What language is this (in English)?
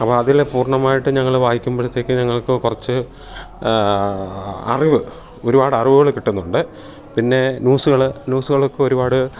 Malayalam